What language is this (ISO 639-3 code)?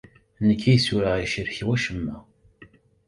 kab